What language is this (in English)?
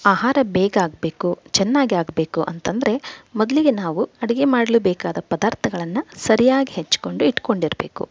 Kannada